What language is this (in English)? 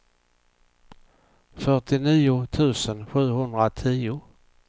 Swedish